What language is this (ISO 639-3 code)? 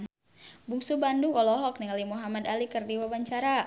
sun